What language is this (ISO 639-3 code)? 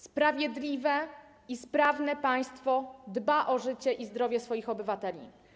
pol